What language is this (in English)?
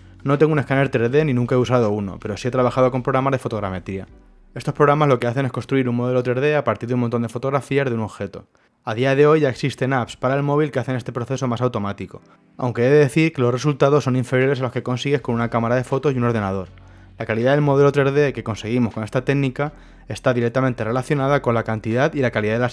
Spanish